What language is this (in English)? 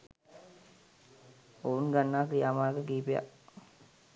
Sinhala